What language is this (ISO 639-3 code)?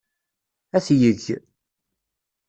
kab